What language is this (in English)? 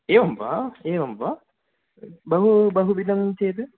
Sanskrit